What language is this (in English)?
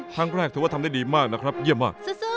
Thai